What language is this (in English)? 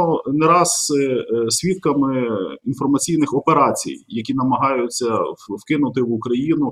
Ukrainian